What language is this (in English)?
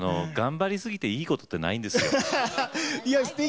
Japanese